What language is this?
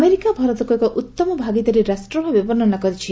Odia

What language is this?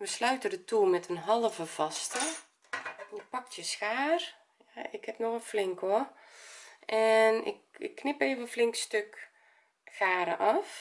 Dutch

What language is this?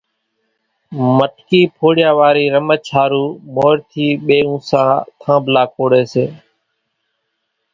Kachi Koli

